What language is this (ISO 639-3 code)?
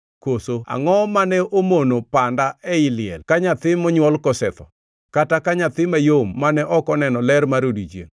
luo